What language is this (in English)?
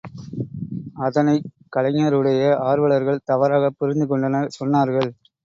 Tamil